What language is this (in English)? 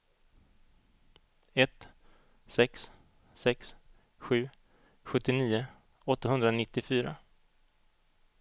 Swedish